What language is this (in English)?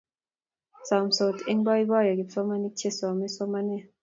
Kalenjin